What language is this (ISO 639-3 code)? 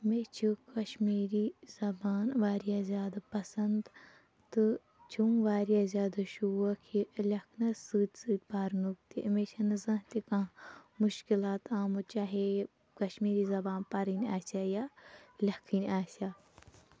kas